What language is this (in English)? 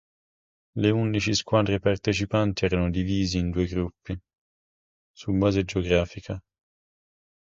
Italian